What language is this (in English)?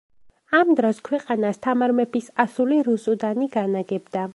Georgian